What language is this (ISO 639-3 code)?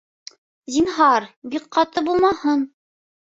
bak